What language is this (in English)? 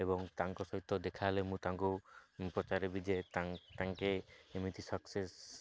Odia